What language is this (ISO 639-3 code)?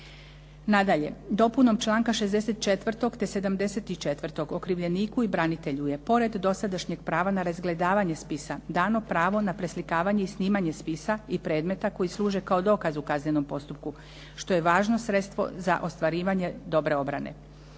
hrv